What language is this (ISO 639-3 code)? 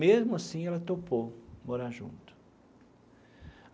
por